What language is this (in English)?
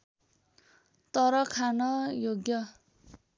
Nepali